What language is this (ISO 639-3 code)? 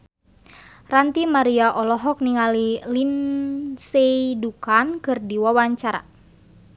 sun